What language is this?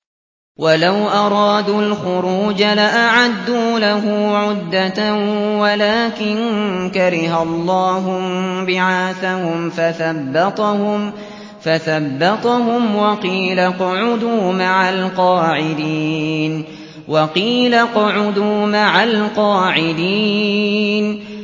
Arabic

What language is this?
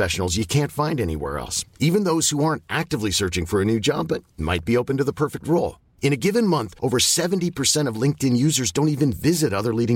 Filipino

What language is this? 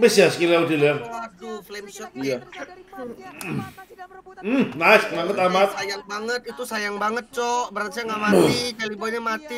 Indonesian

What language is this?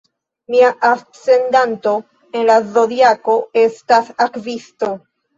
Esperanto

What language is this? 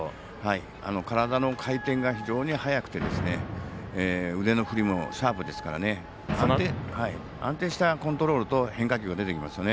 Japanese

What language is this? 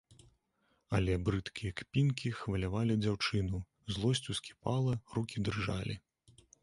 Belarusian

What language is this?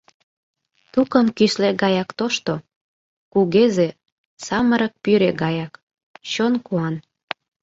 Mari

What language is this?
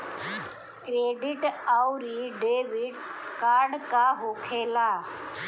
Bhojpuri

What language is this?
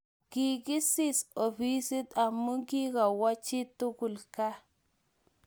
Kalenjin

